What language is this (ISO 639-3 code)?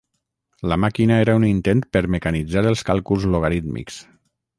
cat